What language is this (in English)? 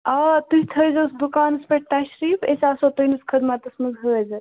Kashmiri